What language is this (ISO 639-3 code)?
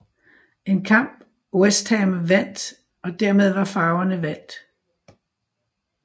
dan